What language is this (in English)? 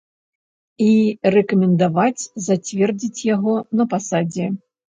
Belarusian